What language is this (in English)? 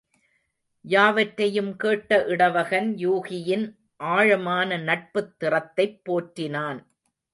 Tamil